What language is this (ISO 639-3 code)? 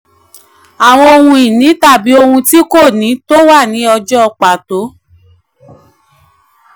yor